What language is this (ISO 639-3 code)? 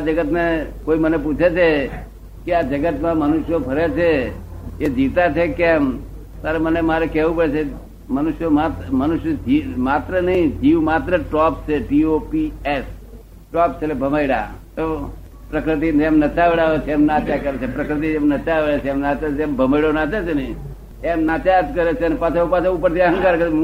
guj